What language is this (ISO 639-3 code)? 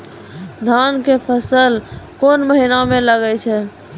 mai